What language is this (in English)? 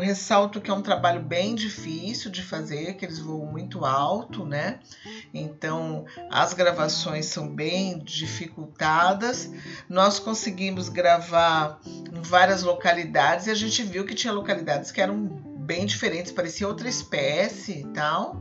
Portuguese